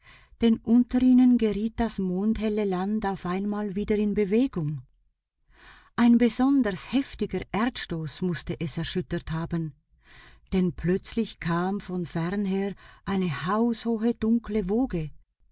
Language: German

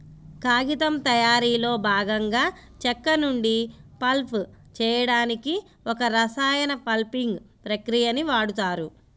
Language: Telugu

